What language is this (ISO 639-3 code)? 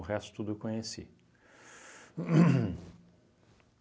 por